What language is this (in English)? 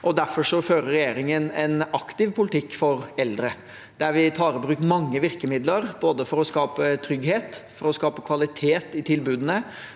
Norwegian